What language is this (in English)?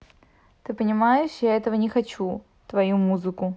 Russian